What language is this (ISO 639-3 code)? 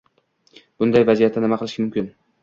uzb